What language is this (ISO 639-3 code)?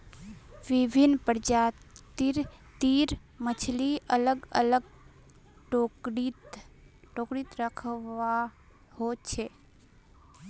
mag